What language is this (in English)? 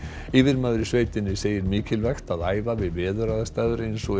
Icelandic